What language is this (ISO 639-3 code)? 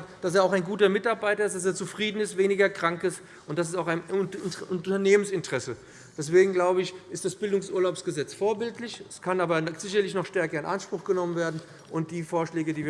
deu